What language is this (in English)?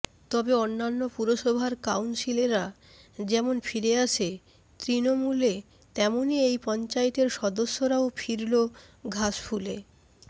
Bangla